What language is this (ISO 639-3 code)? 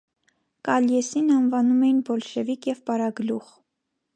hye